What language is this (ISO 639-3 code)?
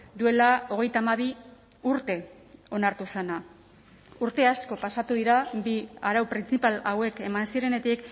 eus